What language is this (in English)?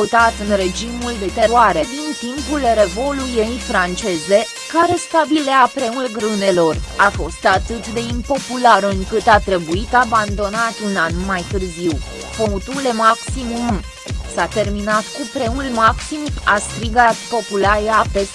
Romanian